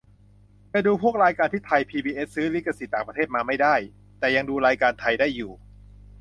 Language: Thai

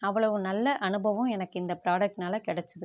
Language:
Tamil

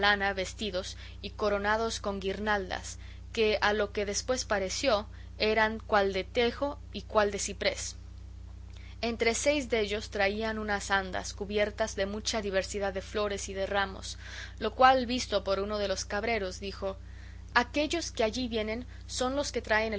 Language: Spanish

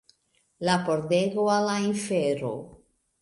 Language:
Esperanto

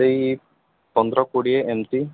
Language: Odia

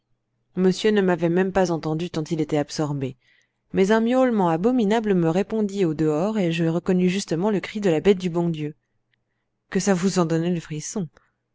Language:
French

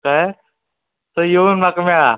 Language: Konkani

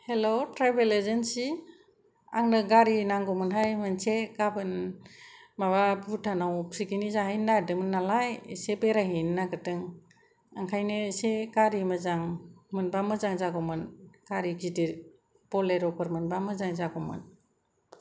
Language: Bodo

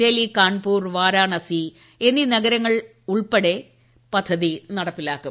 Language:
Malayalam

